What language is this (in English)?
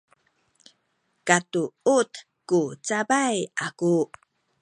Sakizaya